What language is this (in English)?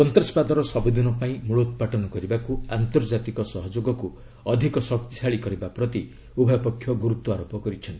Odia